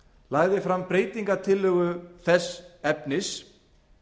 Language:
Icelandic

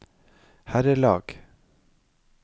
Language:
Norwegian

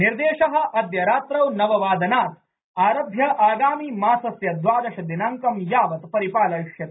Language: Sanskrit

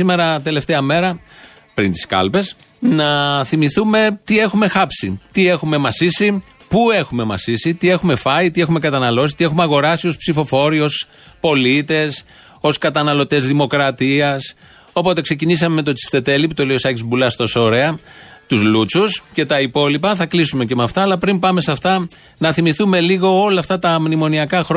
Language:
Greek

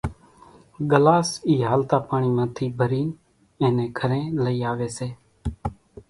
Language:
Kachi Koli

